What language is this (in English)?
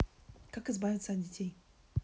Russian